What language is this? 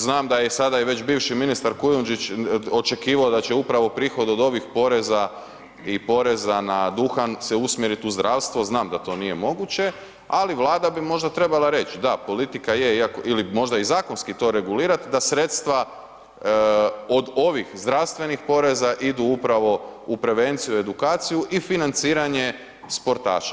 Croatian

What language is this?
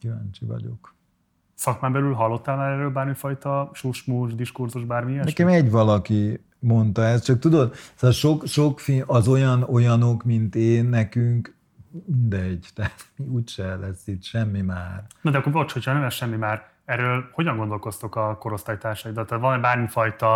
Hungarian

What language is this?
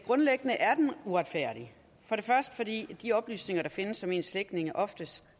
Danish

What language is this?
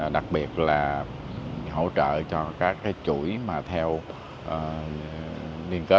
Vietnamese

